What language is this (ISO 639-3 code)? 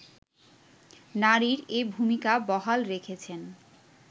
ben